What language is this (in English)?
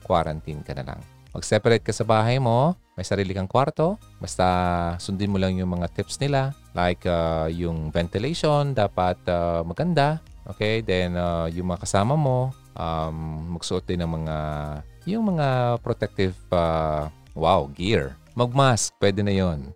Filipino